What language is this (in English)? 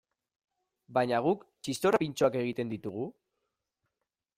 Basque